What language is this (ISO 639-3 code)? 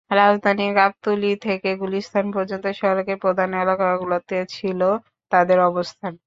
ben